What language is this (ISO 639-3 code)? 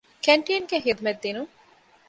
div